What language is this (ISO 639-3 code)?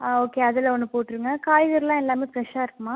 tam